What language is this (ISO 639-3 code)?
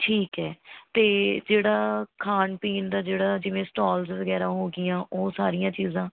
pan